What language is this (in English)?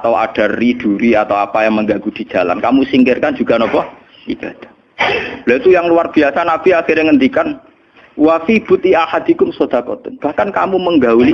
Indonesian